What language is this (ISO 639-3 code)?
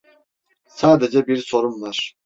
tur